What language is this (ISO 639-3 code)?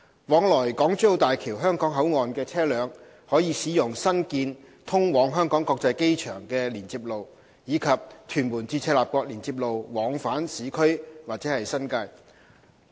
yue